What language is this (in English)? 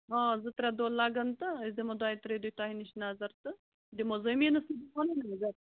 Kashmiri